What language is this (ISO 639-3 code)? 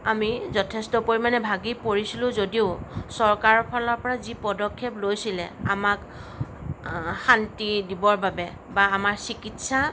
asm